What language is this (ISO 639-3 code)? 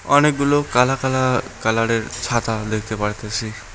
ben